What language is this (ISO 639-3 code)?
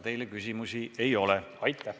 est